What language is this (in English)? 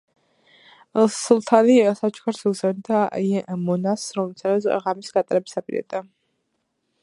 Georgian